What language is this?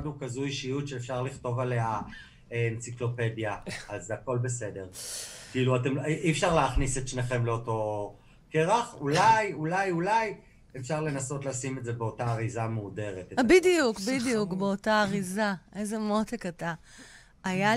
Hebrew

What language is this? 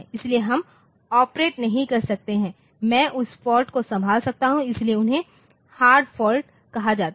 Hindi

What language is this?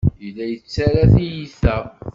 Kabyle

